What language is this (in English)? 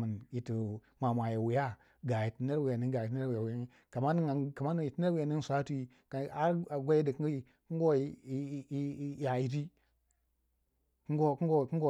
Waja